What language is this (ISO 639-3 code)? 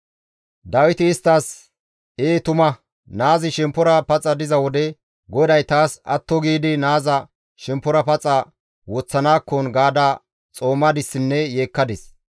gmv